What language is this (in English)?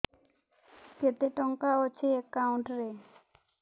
Odia